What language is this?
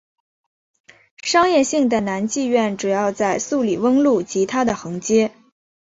Chinese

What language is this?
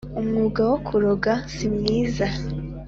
Kinyarwanda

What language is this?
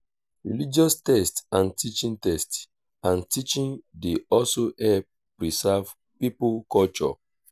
Nigerian Pidgin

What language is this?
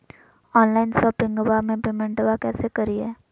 Magahi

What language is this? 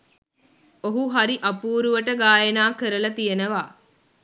Sinhala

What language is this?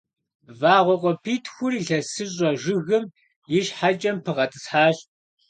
Kabardian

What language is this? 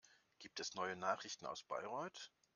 German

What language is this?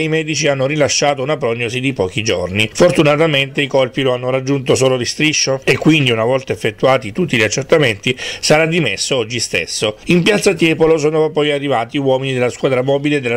Italian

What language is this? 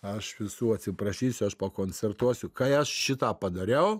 Lithuanian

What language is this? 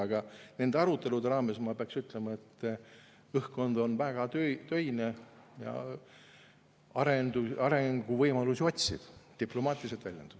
Estonian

